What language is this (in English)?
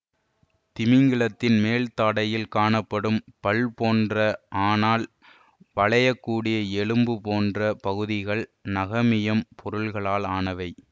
Tamil